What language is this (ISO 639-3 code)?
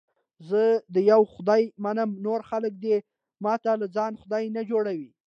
pus